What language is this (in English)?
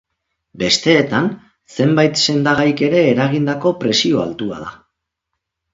Basque